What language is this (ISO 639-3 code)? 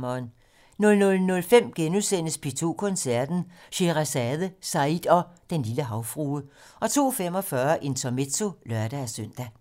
dan